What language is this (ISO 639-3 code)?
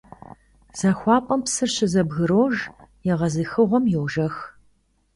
kbd